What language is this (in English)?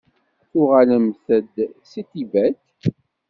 Kabyle